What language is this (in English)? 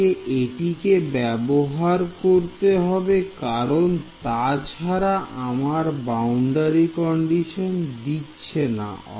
Bangla